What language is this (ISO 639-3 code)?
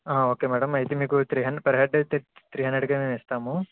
tel